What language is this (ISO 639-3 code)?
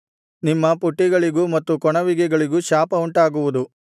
kan